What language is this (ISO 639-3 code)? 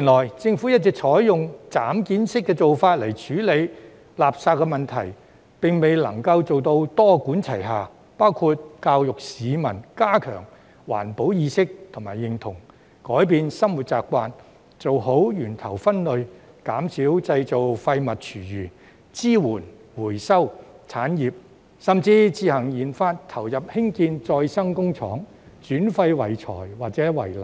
yue